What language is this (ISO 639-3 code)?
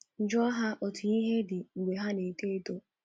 ibo